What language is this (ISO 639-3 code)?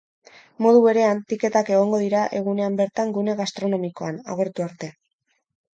eus